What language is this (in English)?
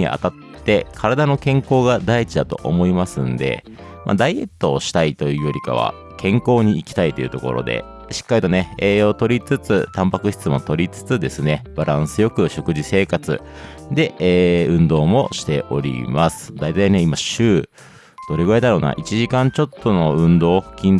Japanese